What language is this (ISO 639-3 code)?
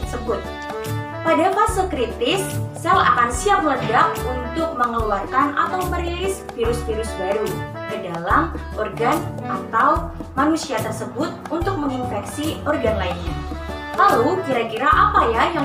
ind